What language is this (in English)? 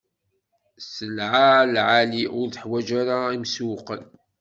Kabyle